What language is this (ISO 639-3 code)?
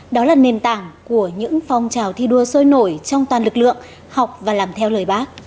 vie